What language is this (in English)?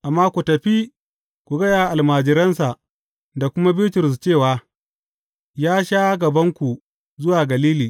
Hausa